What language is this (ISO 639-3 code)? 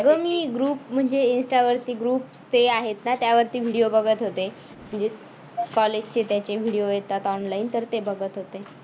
mar